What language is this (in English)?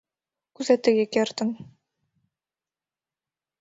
Mari